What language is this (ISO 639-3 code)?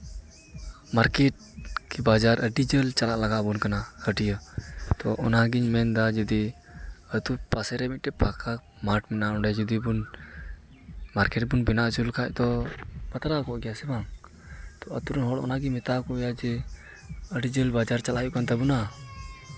sat